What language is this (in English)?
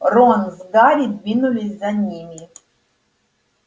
Russian